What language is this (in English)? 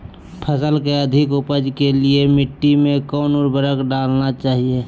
Magahi